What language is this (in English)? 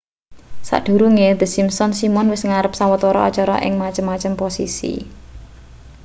Javanese